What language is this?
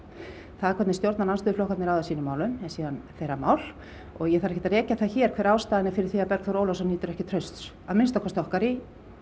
Icelandic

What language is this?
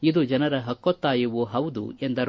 Kannada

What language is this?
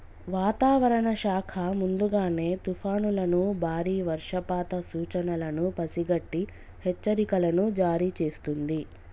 Telugu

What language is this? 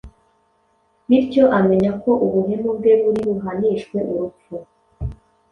Kinyarwanda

